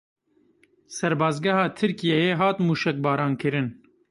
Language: Kurdish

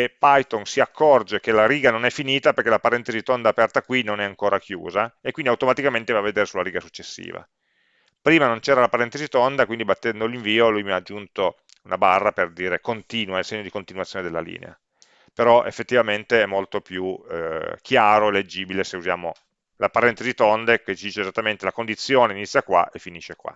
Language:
Italian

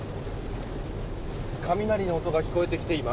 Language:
Japanese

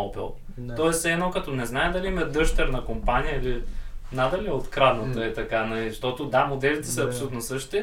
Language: Bulgarian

